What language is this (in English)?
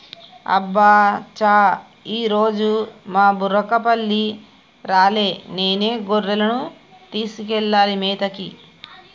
Telugu